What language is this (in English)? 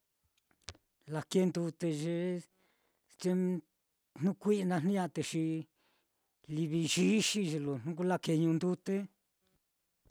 Mitlatongo Mixtec